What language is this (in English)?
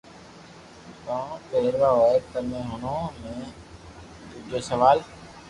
Loarki